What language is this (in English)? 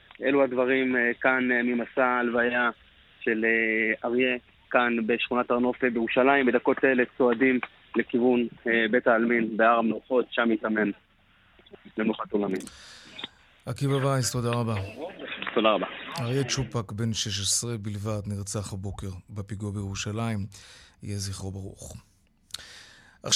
Hebrew